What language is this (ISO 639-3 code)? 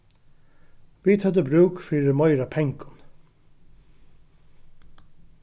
fao